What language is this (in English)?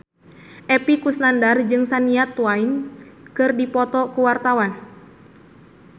Sundanese